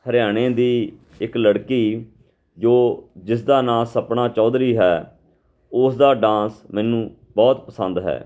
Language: Punjabi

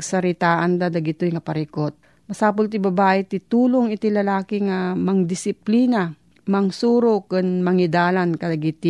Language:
Filipino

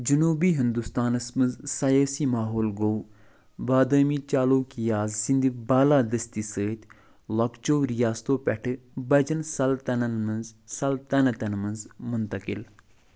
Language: Kashmiri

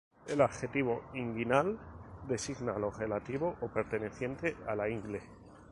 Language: Spanish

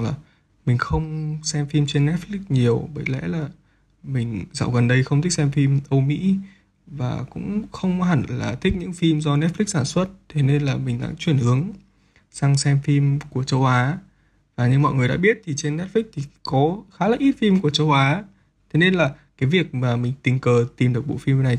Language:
Vietnamese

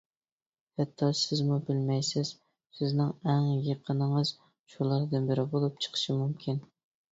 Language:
Uyghur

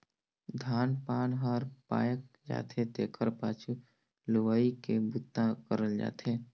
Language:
Chhattisgarhi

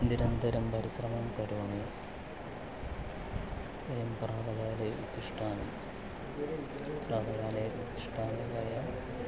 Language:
Sanskrit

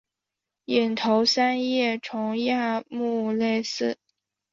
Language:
Chinese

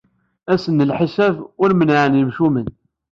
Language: Kabyle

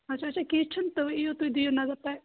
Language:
Kashmiri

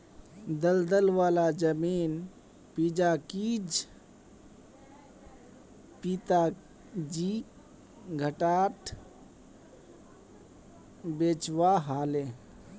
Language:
Magahi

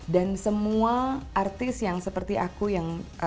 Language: Indonesian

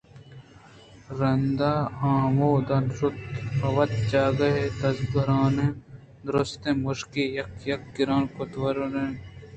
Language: Eastern Balochi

